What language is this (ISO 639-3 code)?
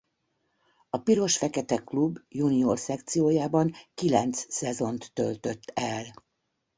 hun